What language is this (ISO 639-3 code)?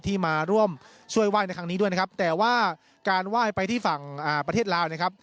tha